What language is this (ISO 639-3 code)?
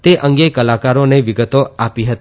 guj